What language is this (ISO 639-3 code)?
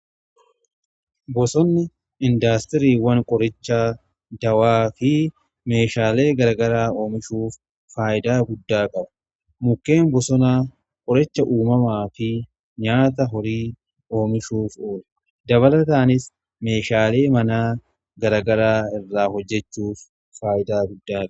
orm